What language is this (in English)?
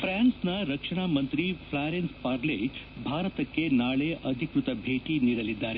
Kannada